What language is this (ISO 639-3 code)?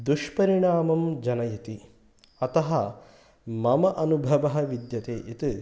san